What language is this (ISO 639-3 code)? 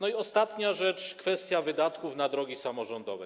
pol